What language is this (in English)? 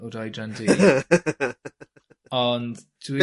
Welsh